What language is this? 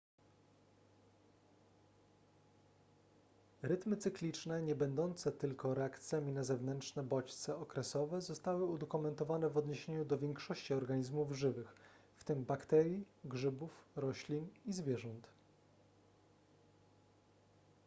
Polish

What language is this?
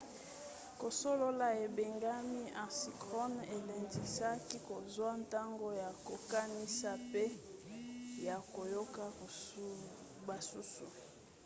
Lingala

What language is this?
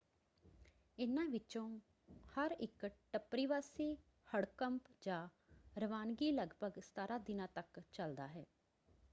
Punjabi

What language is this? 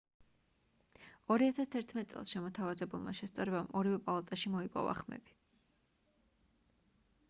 Georgian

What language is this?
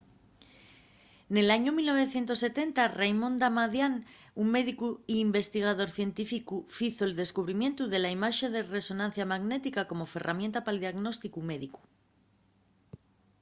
Asturian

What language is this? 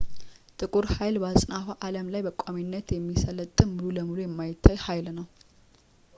Amharic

